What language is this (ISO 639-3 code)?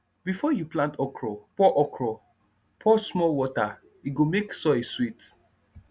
pcm